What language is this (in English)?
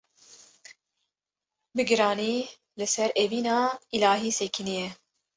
Kurdish